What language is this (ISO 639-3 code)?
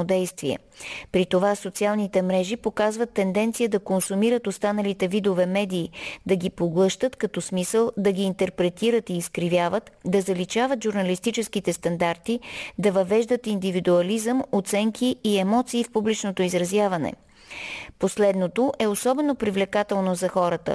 bul